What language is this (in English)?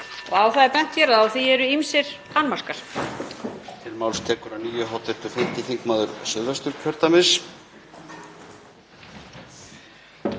Icelandic